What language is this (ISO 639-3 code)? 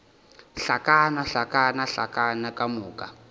nso